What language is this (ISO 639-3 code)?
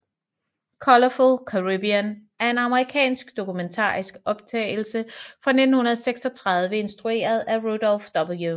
dan